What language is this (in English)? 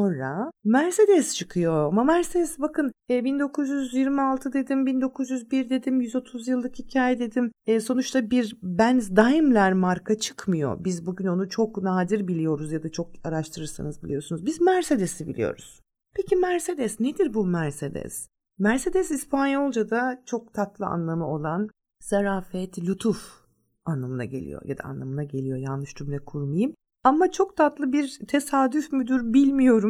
Turkish